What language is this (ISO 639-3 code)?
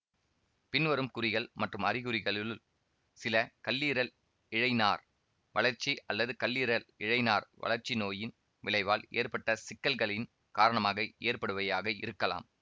tam